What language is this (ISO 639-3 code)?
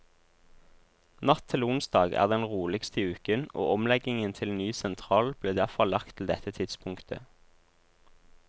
nor